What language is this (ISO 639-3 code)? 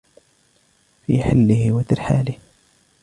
ara